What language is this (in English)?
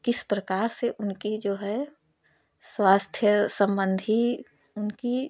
Hindi